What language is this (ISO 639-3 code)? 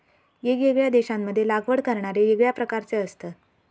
mar